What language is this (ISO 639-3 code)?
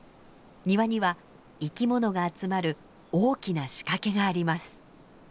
jpn